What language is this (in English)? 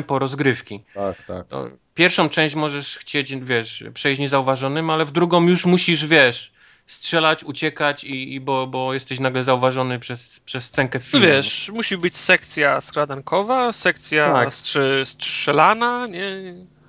Polish